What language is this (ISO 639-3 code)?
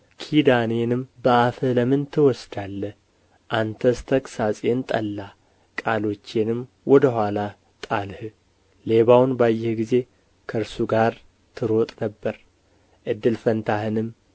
amh